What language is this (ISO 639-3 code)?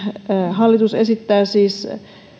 fin